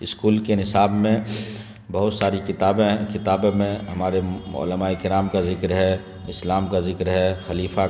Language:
Urdu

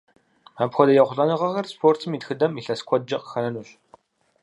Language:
Kabardian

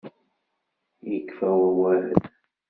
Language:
Kabyle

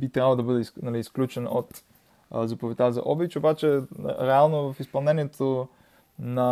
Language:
Bulgarian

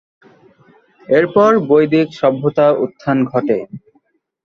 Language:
Bangla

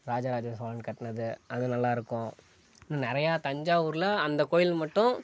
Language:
Tamil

